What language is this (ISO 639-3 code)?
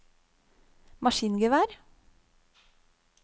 nor